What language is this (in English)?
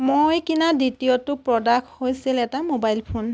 Assamese